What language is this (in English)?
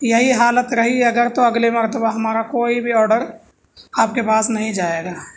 Urdu